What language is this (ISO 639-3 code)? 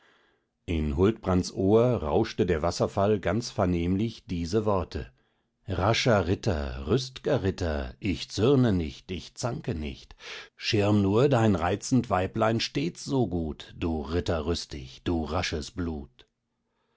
deu